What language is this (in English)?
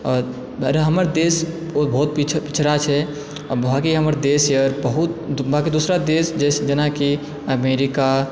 Maithili